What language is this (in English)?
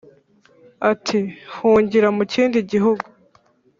Kinyarwanda